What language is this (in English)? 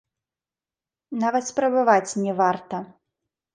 Belarusian